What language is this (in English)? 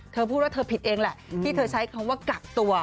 Thai